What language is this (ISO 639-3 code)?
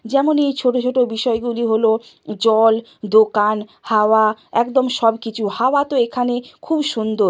ben